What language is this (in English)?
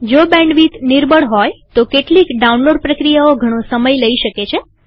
Gujarati